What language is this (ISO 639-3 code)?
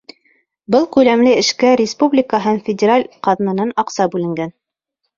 bak